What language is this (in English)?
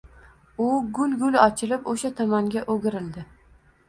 Uzbek